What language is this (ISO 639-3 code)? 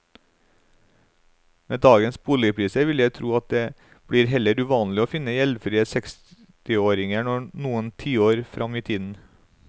nor